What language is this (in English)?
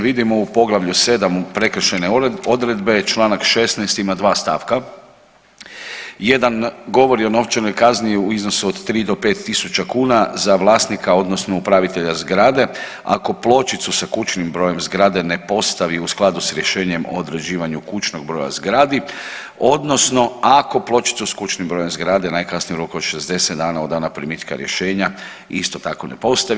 Croatian